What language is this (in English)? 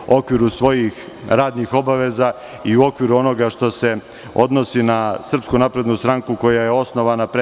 Serbian